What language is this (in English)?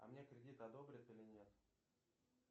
Russian